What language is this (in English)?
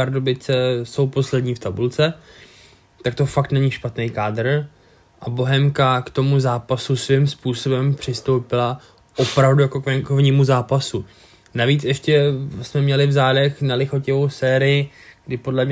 Czech